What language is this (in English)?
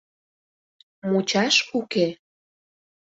Mari